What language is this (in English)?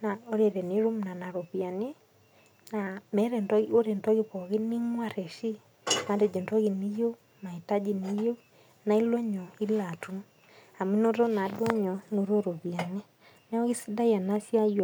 Masai